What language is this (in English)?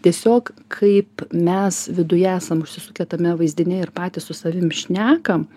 Lithuanian